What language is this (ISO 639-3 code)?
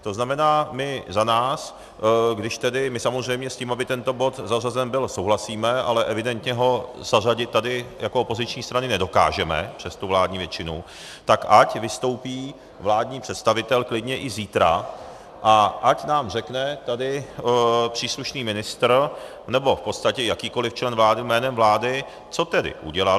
ces